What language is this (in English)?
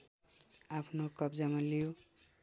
Nepali